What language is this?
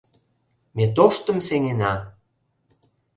Mari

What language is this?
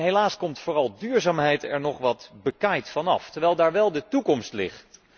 Dutch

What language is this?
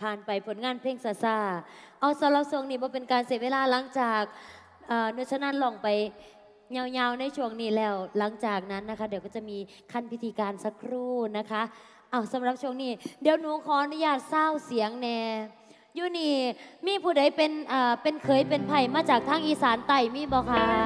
Thai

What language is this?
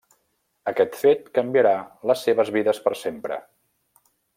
Catalan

